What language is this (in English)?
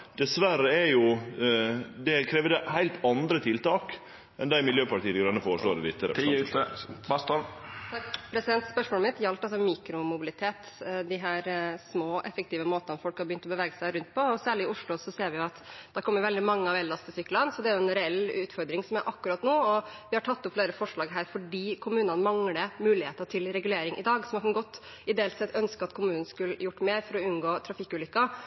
Norwegian